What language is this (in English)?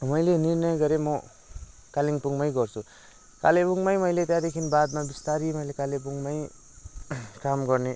Nepali